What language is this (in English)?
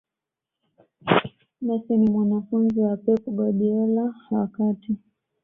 Swahili